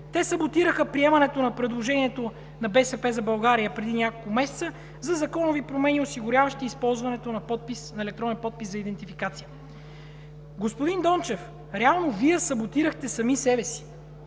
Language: Bulgarian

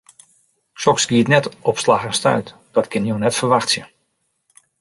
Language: Western Frisian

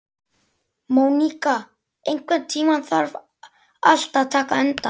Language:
Icelandic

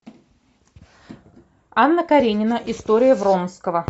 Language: Russian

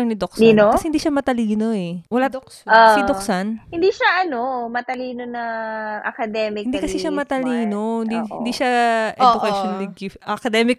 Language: Filipino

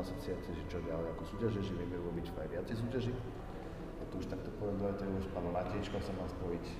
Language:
Slovak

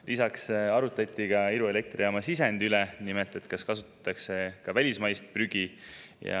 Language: Estonian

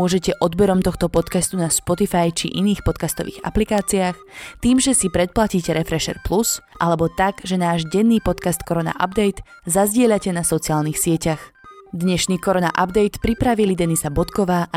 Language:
Slovak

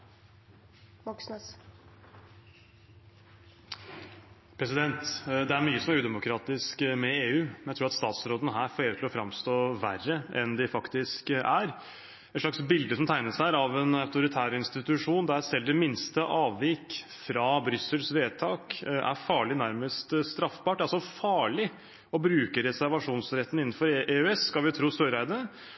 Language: Norwegian Bokmål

